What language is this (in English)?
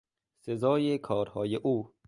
Persian